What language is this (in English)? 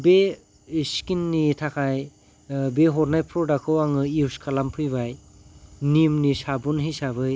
Bodo